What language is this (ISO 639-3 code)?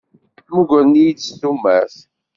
kab